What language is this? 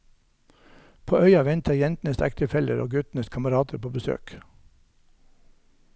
Norwegian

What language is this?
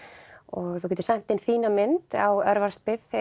Icelandic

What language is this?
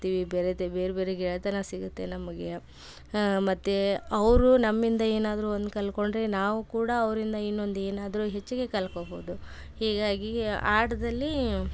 Kannada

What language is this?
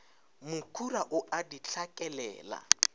Northern Sotho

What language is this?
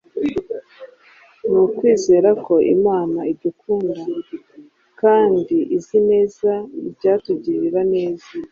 Kinyarwanda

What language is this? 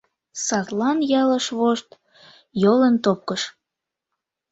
Mari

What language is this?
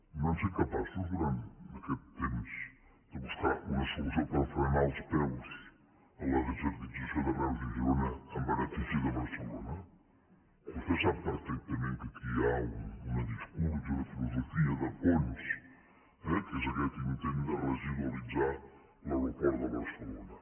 Catalan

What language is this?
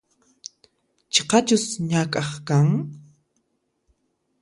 Puno Quechua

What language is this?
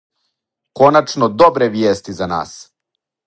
Serbian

